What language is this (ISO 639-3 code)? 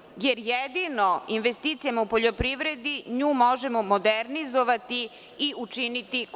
srp